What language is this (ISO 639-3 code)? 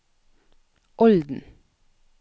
nor